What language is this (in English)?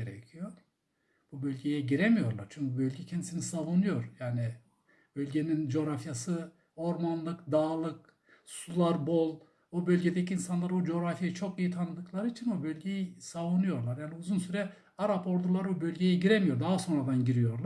Turkish